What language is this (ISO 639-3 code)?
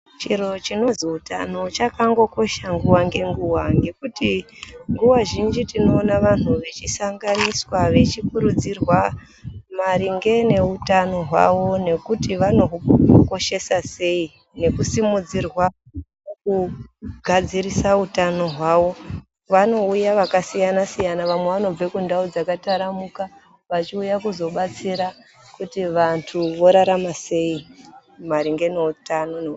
ndc